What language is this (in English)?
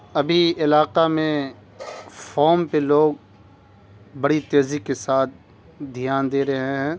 Urdu